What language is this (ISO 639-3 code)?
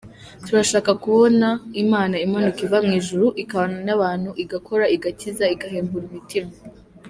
kin